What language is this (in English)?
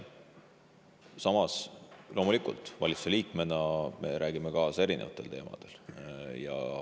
Estonian